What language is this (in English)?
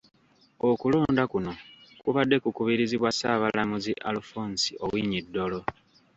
Ganda